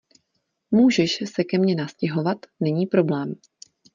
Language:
Czech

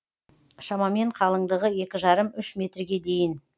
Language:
Kazakh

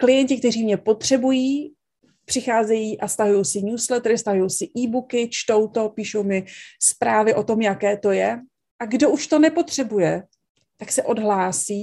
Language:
Czech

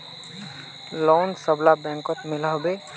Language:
Magahi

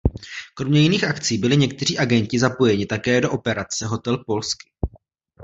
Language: Czech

